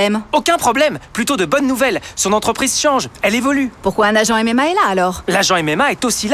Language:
French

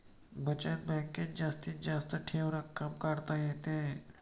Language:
Marathi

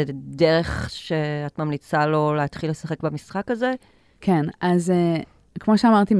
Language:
Hebrew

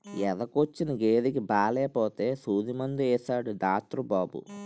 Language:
Telugu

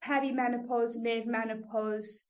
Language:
Welsh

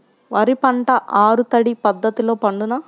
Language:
Telugu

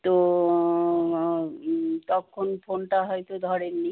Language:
Bangla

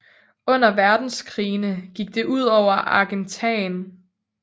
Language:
Danish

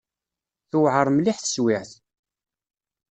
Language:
Kabyle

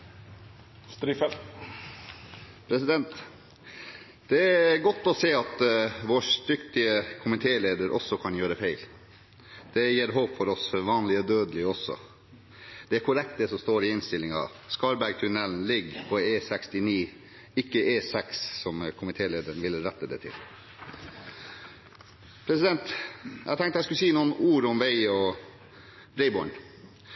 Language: Norwegian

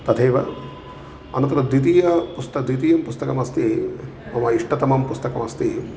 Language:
Sanskrit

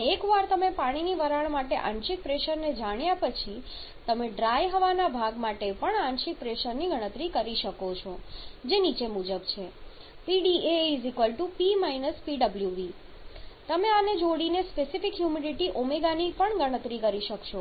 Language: Gujarati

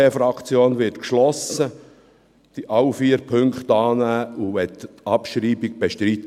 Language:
Swiss German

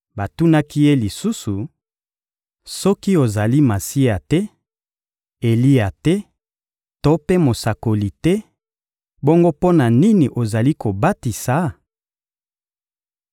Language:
Lingala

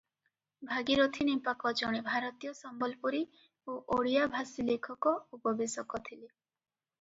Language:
Odia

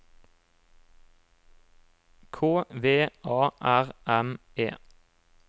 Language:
Norwegian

